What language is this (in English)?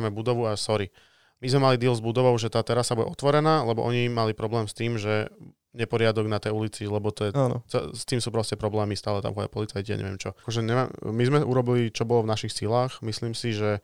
Slovak